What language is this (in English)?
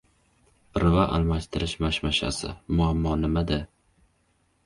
Uzbek